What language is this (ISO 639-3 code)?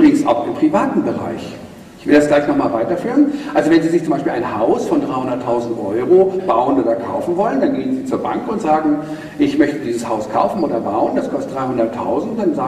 deu